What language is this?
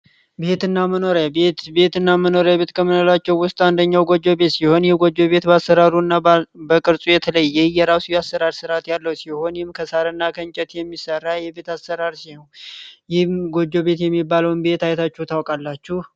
Amharic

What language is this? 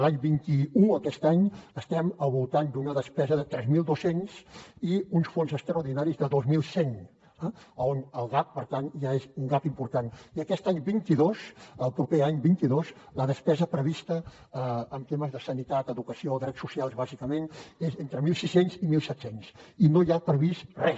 Catalan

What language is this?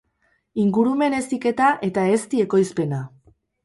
Basque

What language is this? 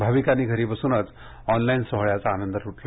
Marathi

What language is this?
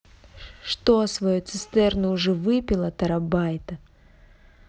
Russian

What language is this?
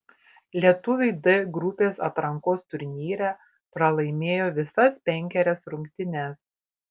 Lithuanian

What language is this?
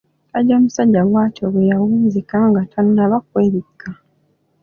Ganda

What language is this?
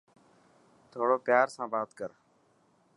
Dhatki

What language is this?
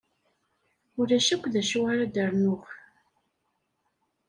Kabyle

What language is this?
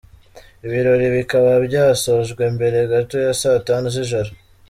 Kinyarwanda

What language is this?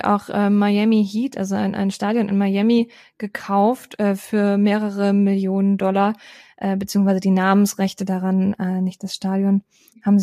German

